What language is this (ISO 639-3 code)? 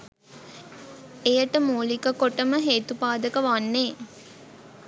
sin